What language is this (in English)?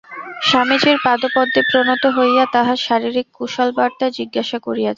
Bangla